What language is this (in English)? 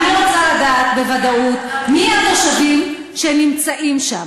Hebrew